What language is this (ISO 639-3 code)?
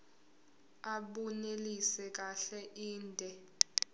zul